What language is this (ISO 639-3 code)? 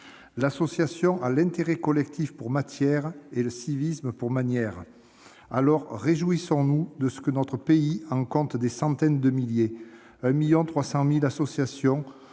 fra